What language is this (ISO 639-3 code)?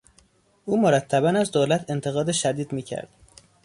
fas